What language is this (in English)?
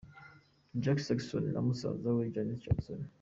Kinyarwanda